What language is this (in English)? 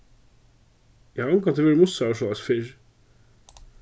Faroese